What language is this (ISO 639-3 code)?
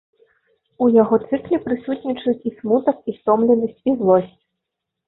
bel